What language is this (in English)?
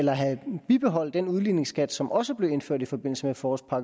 Danish